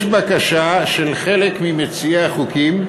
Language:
Hebrew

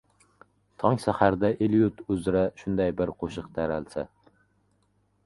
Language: Uzbek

